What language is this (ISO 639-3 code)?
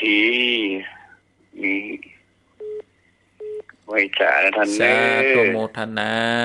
tha